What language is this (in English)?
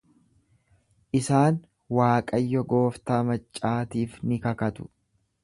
Oromo